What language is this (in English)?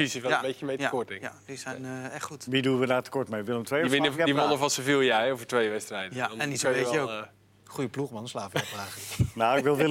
Dutch